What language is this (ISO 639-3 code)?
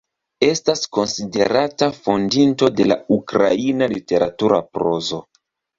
epo